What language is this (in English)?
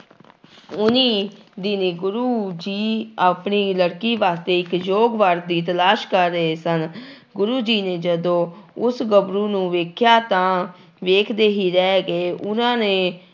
Punjabi